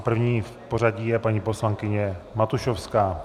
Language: Czech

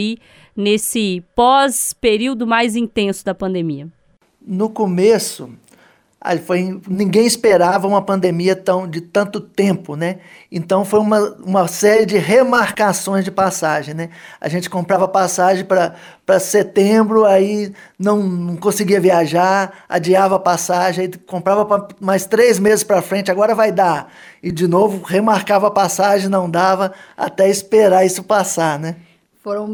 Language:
Portuguese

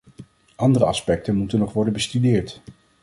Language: Dutch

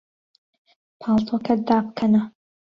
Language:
Central Kurdish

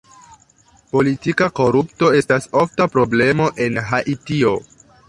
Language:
Esperanto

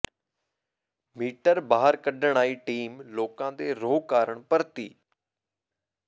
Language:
Punjabi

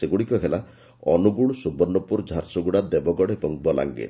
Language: Odia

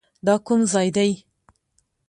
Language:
Pashto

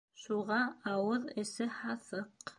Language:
Bashkir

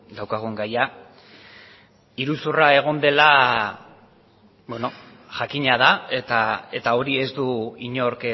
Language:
Basque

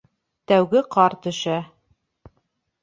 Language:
Bashkir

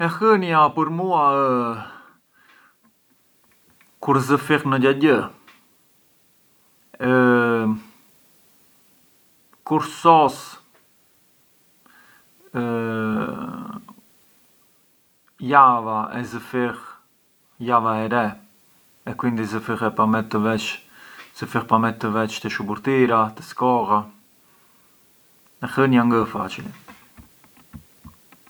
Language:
Arbëreshë Albanian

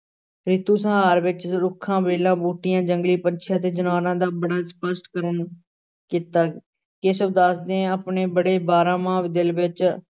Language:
Punjabi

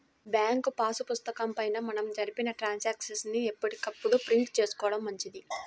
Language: Telugu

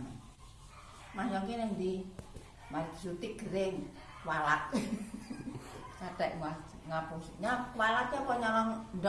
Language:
Indonesian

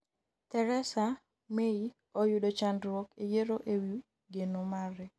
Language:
Luo (Kenya and Tanzania)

